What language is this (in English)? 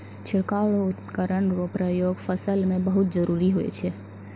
Maithili